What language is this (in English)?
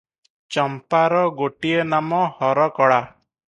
Odia